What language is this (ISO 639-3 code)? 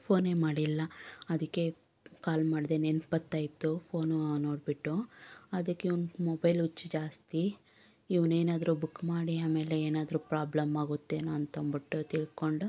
kan